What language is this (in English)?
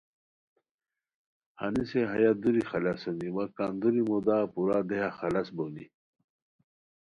Khowar